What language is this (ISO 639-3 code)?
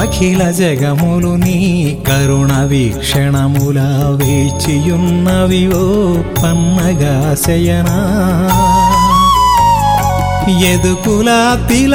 tel